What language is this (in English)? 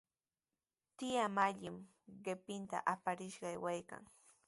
Sihuas Ancash Quechua